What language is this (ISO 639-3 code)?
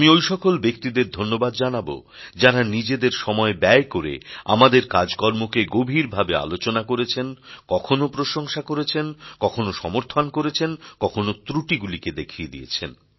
ben